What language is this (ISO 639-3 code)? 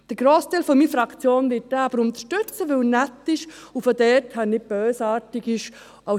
gsw